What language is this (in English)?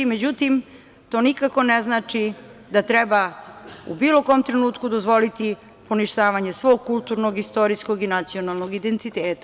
Serbian